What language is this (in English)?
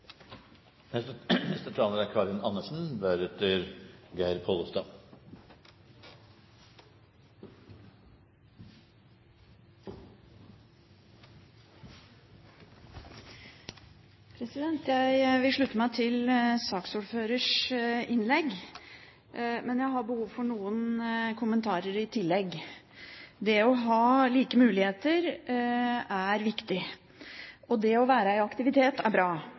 Norwegian Bokmål